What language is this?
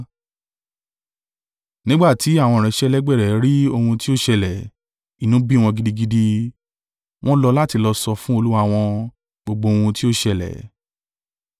Yoruba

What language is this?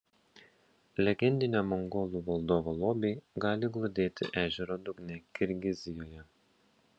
Lithuanian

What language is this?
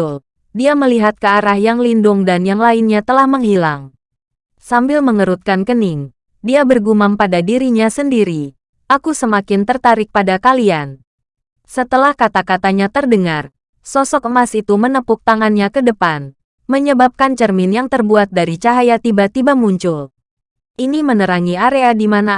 Indonesian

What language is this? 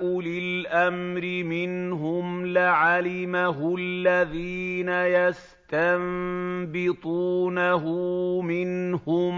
Arabic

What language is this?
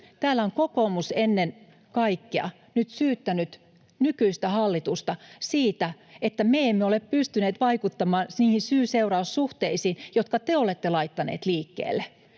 Finnish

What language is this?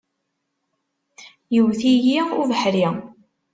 Kabyle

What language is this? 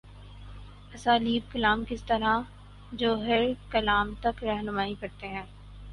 Urdu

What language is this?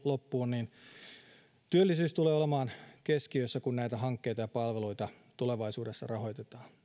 Finnish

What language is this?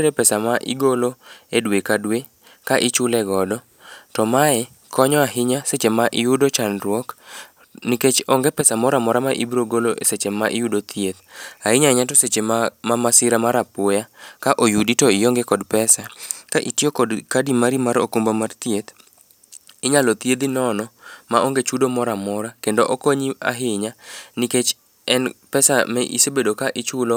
Luo (Kenya and Tanzania)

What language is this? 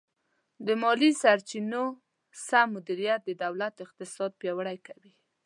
Pashto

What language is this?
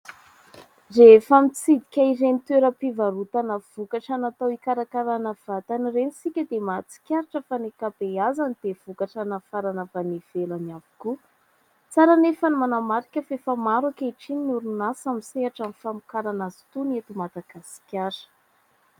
Malagasy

